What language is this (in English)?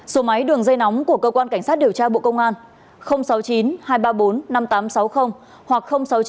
Vietnamese